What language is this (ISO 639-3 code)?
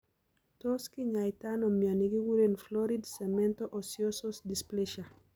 kln